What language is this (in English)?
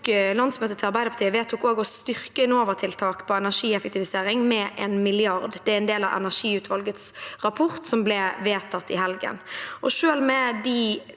Norwegian